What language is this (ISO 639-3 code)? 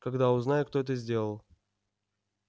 rus